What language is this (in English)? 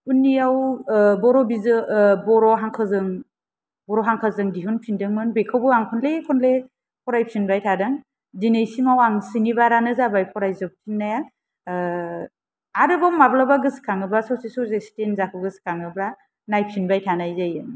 Bodo